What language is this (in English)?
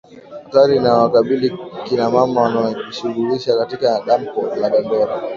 Swahili